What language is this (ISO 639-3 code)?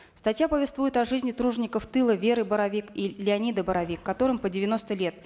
kaz